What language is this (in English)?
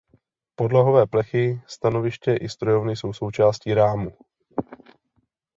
Czech